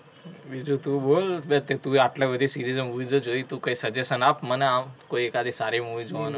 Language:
Gujarati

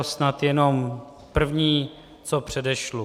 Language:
Czech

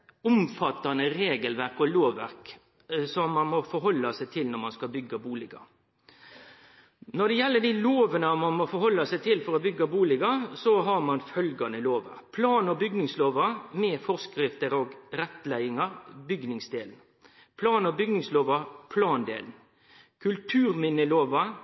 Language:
Norwegian Nynorsk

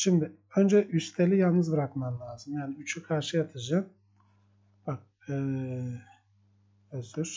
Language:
Turkish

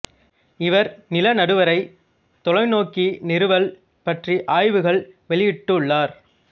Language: Tamil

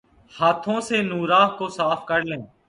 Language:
Urdu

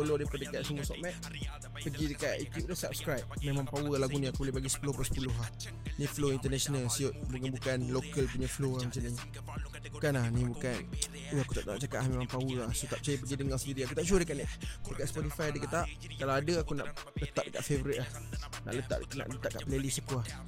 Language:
Malay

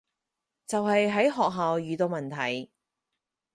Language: Cantonese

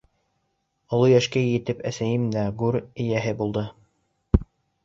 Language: Bashkir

